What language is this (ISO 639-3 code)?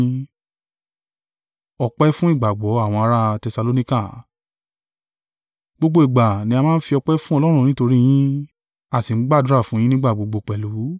yor